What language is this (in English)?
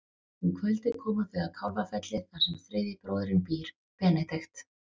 Icelandic